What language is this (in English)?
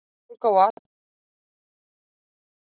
Icelandic